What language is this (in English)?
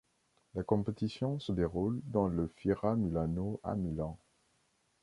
French